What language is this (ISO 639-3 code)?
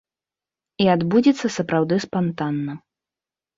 bel